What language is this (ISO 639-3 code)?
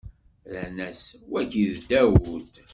kab